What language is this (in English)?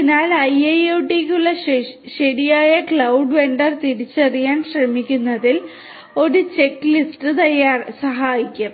Malayalam